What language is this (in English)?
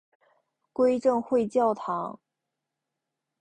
Chinese